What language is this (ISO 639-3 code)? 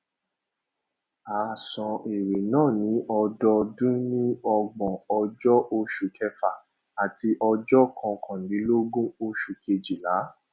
yor